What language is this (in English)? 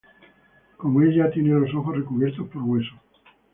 Spanish